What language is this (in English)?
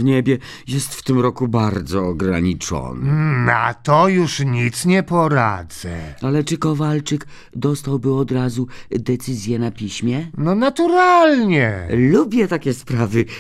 Polish